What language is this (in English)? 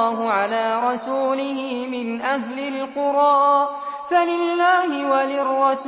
Arabic